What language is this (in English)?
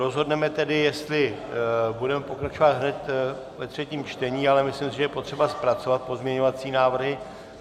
Czech